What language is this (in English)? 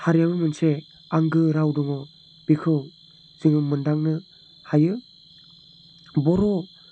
Bodo